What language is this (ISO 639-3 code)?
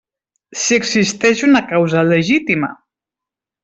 cat